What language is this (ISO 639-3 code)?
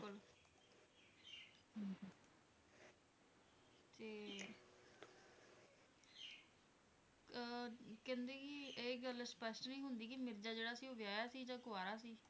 pan